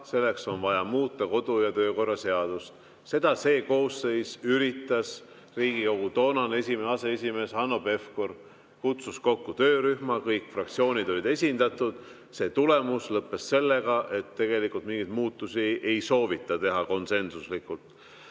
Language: Estonian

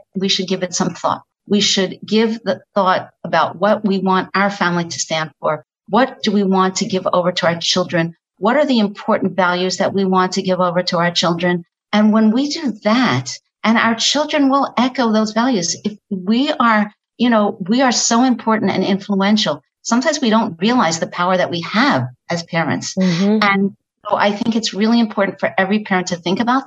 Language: English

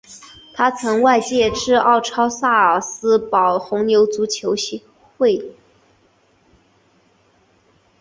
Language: Chinese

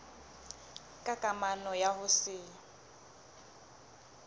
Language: Southern Sotho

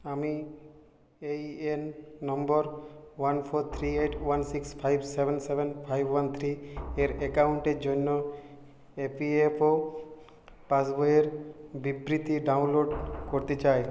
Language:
Bangla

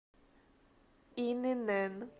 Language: Russian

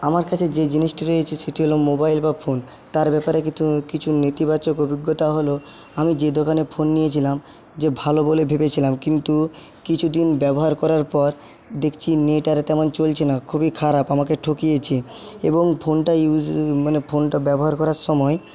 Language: Bangla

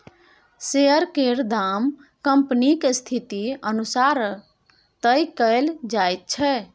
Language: Maithili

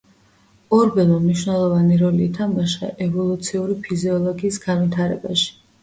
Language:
Georgian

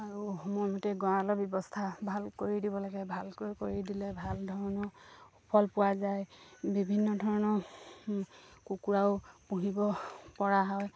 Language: Assamese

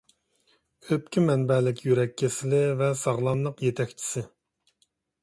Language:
Uyghur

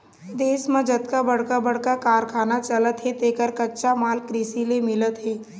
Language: Chhattisgarhi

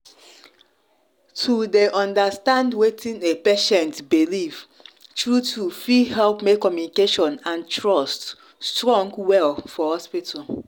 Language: Nigerian Pidgin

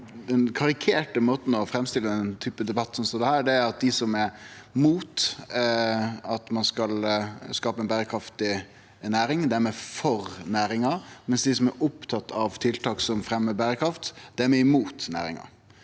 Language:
Norwegian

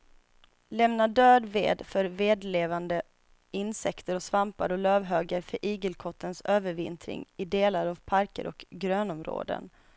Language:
Swedish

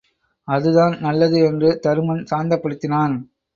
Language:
Tamil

